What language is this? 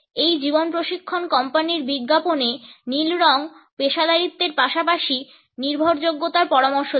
Bangla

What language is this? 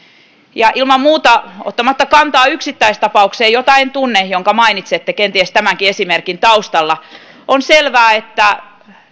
Finnish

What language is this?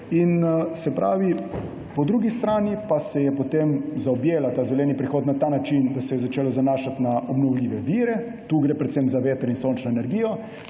Slovenian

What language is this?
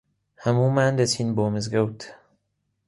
Central Kurdish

